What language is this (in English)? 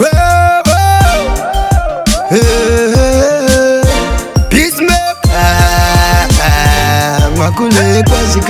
Arabic